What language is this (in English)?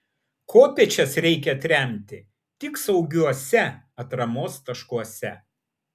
Lithuanian